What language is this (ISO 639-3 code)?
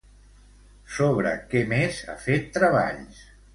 cat